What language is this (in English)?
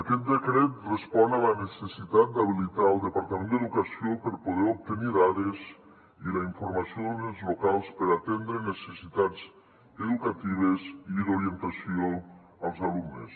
Catalan